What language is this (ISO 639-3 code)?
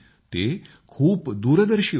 mar